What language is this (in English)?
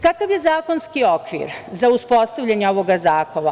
Serbian